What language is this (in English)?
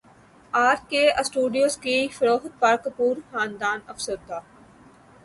Urdu